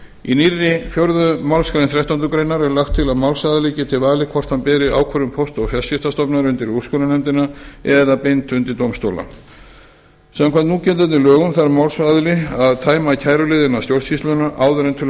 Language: Icelandic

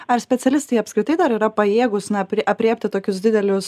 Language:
Lithuanian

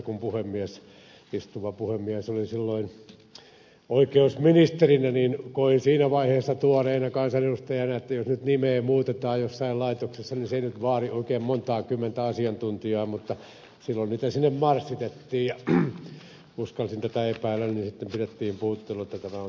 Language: Finnish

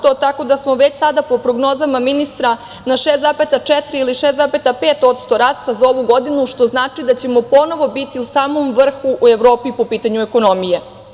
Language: Serbian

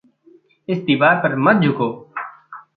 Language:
Hindi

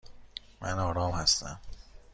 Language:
Persian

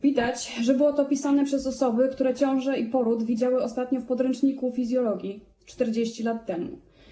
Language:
Polish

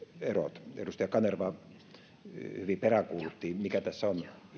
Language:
Finnish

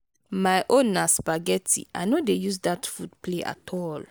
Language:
Nigerian Pidgin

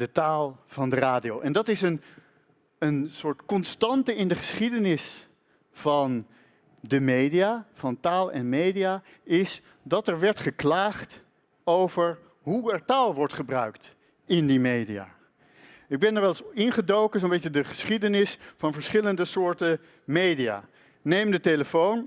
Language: Dutch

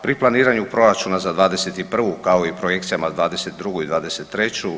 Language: Croatian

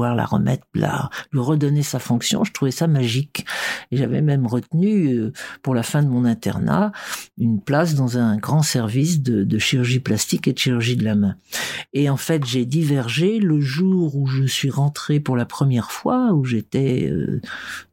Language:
French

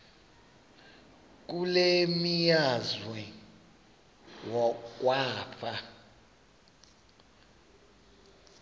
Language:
Xhosa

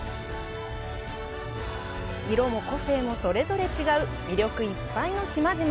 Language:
Japanese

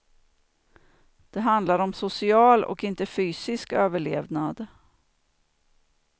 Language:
Swedish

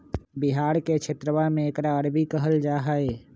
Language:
Magahi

